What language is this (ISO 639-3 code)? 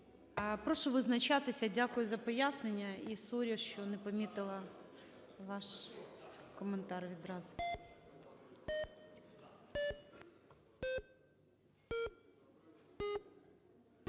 ukr